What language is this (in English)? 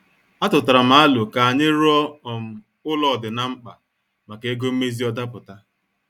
Igbo